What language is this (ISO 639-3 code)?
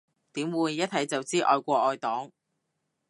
yue